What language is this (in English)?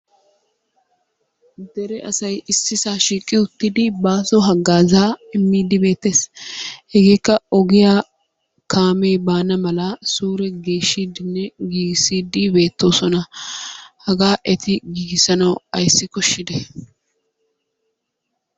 Wolaytta